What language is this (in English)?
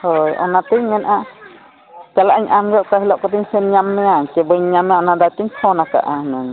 Santali